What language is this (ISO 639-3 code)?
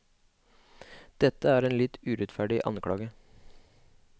nor